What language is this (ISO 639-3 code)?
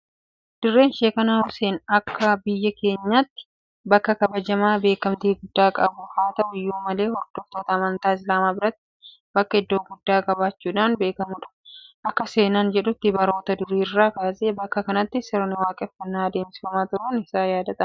orm